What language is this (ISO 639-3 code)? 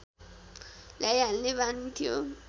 nep